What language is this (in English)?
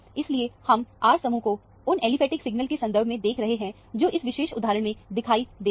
Hindi